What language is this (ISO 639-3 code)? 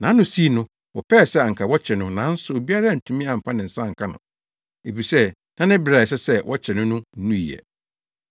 aka